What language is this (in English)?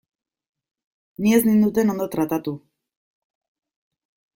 Basque